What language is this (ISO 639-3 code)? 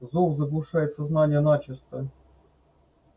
rus